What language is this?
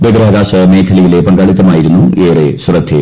Malayalam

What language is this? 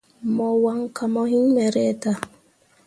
Mundang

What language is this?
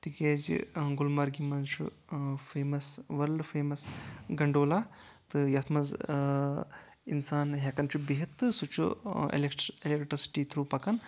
Kashmiri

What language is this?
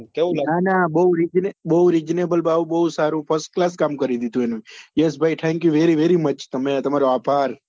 Gujarati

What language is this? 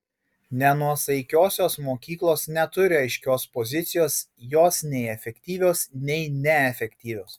Lithuanian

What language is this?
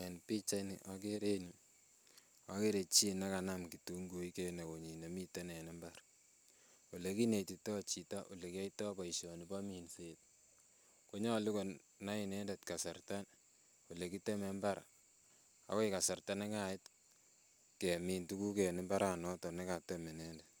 Kalenjin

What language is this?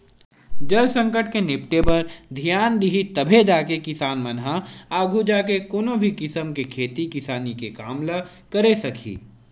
Chhattisgarhi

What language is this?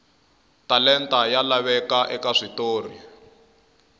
Tsonga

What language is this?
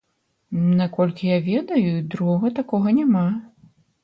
Belarusian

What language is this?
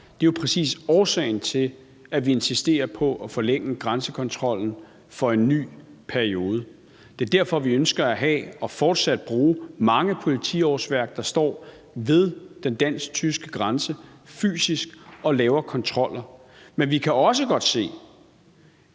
Danish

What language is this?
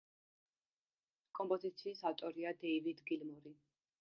Georgian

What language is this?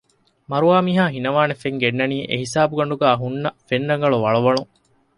Divehi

